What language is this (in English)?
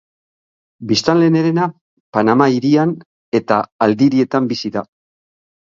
Basque